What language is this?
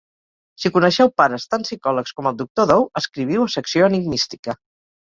Catalan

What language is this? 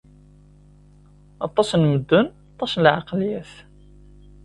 Kabyle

